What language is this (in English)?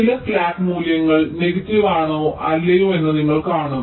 Malayalam